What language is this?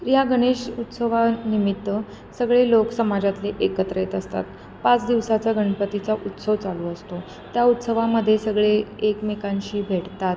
Marathi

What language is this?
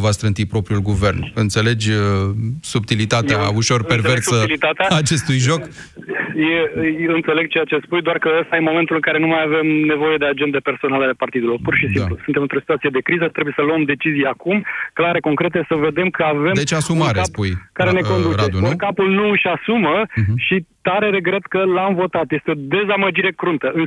Romanian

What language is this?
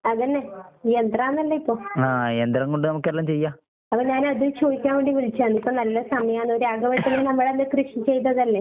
Malayalam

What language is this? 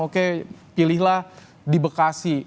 Indonesian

